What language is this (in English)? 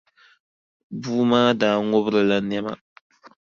Dagbani